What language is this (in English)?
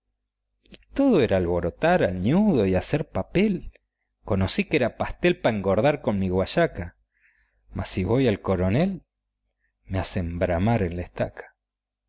Spanish